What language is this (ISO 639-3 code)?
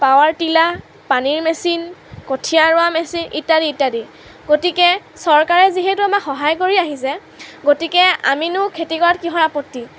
asm